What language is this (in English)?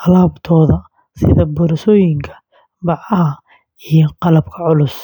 Somali